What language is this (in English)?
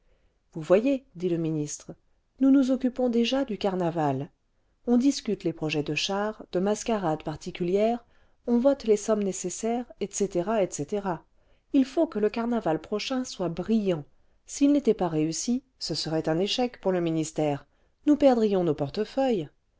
French